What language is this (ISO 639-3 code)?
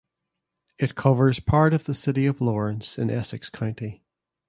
eng